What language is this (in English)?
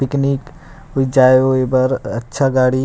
Chhattisgarhi